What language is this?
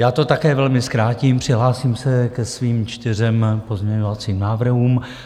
Czech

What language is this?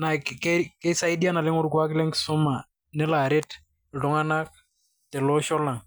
Masai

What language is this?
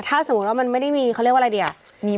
Thai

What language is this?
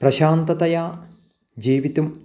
Sanskrit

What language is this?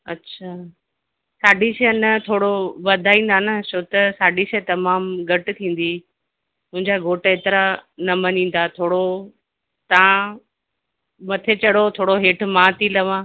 Sindhi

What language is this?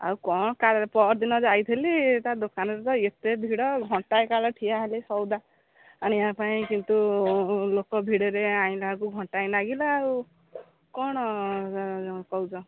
Odia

